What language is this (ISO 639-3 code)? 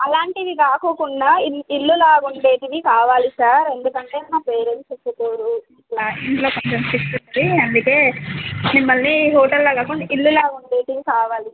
tel